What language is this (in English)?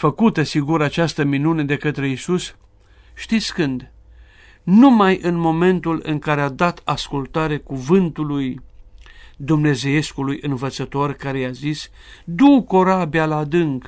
Romanian